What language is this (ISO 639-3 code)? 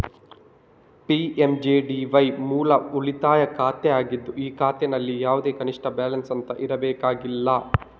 kan